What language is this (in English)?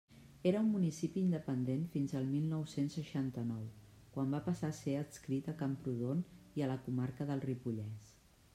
Catalan